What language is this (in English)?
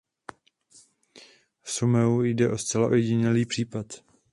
Czech